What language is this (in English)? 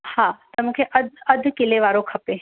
Sindhi